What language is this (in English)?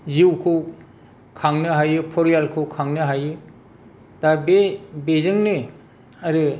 Bodo